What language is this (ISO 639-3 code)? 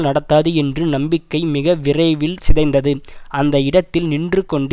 tam